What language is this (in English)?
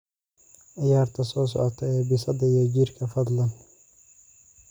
Somali